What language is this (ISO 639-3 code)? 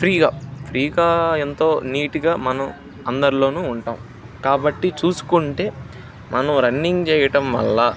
tel